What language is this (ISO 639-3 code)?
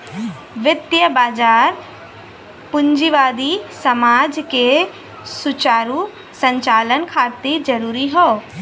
bho